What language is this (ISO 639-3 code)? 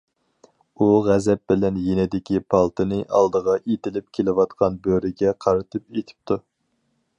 uig